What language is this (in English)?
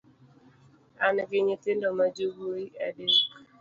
Luo (Kenya and Tanzania)